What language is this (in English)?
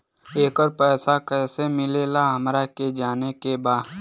Bhojpuri